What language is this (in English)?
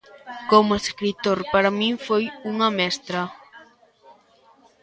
Galician